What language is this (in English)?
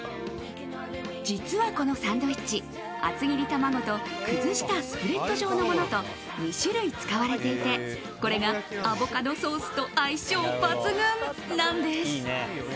Japanese